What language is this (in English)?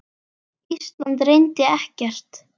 Icelandic